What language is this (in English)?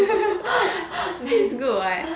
English